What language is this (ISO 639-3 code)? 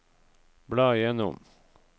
nor